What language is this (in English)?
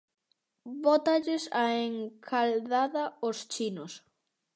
Galician